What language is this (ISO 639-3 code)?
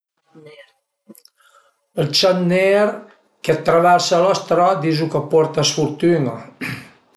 pms